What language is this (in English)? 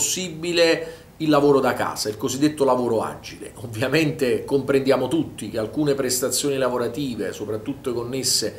Italian